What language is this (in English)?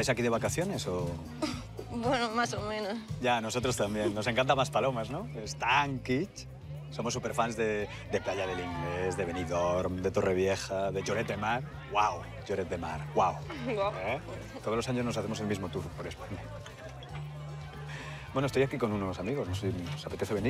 Spanish